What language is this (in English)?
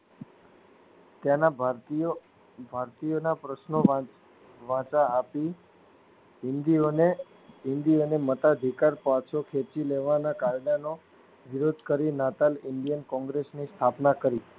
Gujarati